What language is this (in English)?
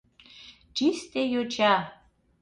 Mari